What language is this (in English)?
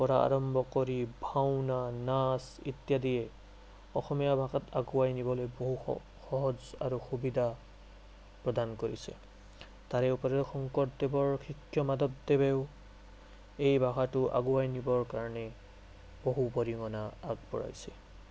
Assamese